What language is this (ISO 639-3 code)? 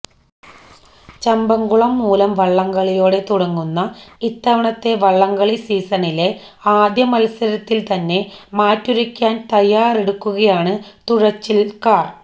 mal